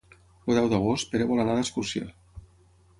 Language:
Catalan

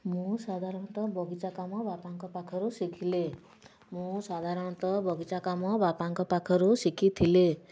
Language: Odia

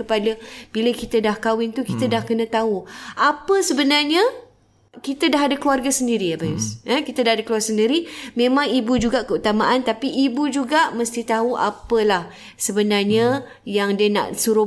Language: Malay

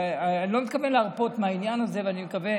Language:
Hebrew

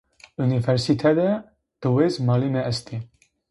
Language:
Zaza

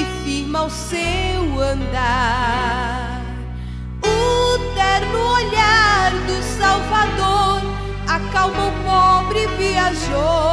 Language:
Portuguese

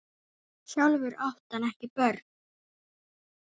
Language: Icelandic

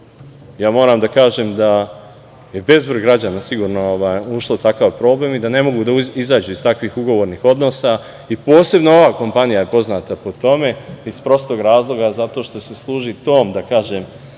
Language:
Serbian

